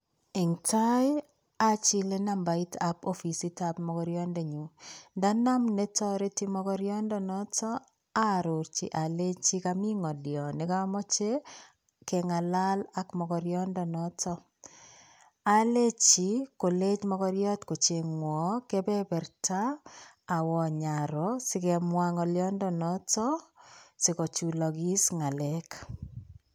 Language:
Kalenjin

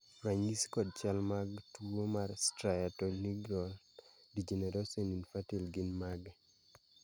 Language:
Luo (Kenya and Tanzania)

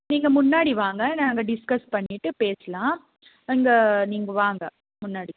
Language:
Tamil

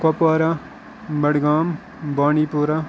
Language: Kashmiri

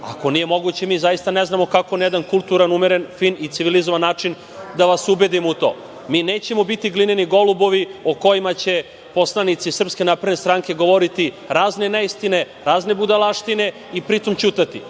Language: Serbian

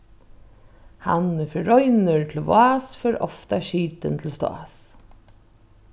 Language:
Faroese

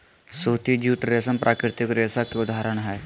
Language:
Magahi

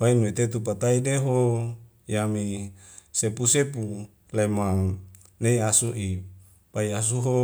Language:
Wemale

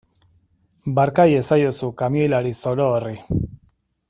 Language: Basque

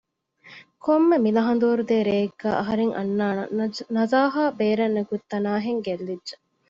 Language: Divehi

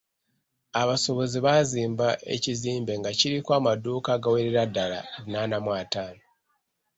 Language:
Ganda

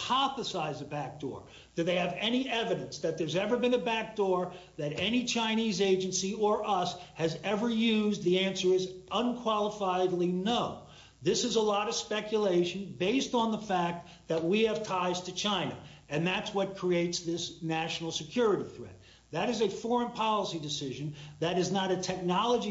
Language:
English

